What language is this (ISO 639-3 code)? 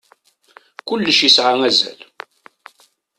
kab